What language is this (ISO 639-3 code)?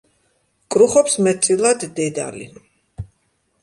kat